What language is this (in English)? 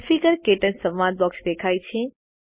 Gujarati